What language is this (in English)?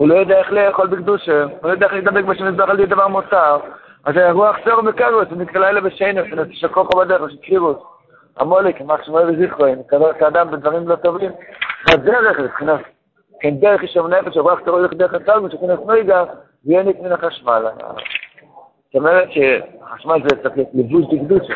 Hebrew